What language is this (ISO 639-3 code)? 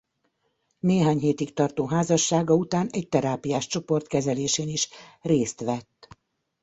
hun